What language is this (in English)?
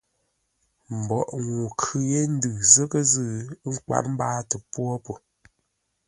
Ngombale